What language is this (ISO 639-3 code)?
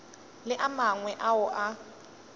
nso